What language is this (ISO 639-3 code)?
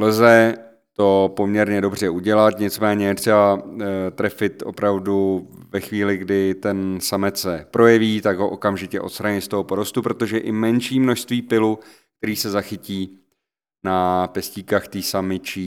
ces